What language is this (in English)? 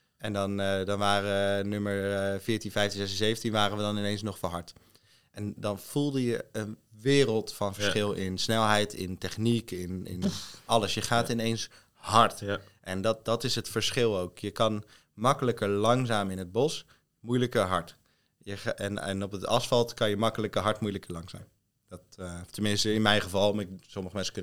Dutch